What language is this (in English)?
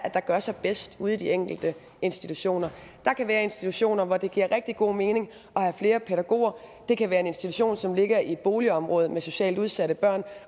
Danish